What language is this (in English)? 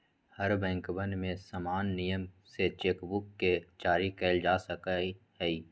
Magahi